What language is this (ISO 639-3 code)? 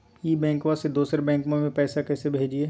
mag